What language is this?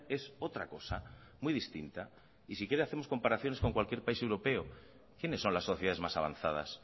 Spanish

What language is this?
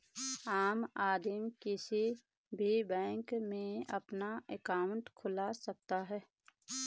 Hindi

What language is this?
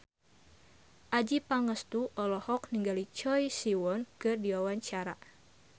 Sundanese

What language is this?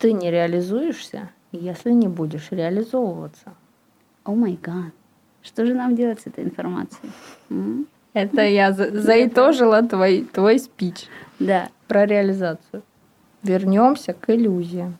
Russian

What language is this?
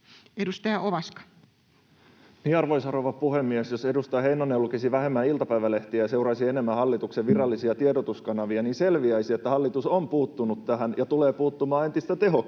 Finnish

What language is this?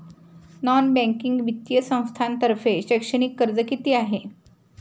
Marathi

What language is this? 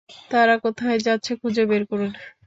Bangla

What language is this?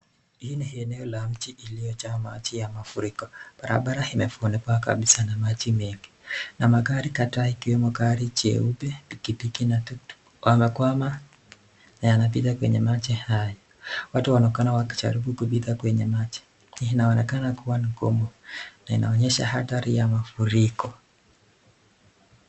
Swahili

